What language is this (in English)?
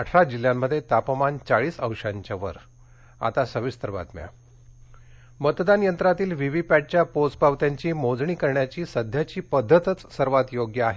Marathi